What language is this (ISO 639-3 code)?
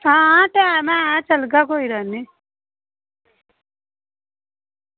doi